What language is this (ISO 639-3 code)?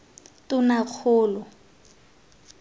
tsn